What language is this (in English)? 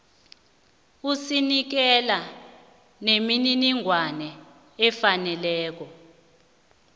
South Ndebele